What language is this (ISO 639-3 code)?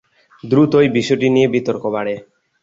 ben